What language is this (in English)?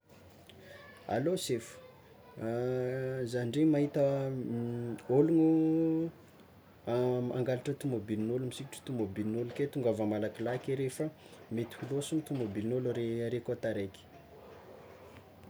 Tsimihety Malagasy